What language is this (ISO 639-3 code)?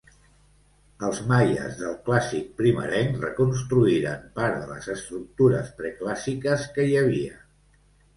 cat